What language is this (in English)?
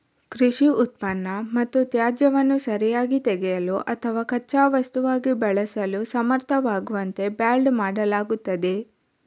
Kannada